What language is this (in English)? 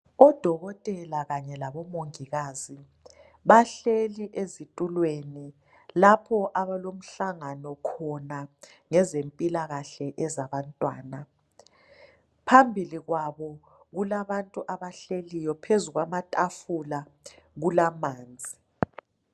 North Ndebele